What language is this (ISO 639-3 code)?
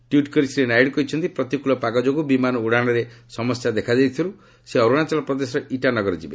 ori